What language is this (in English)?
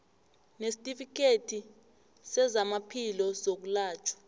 South Ndebele